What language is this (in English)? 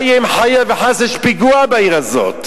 Hebrew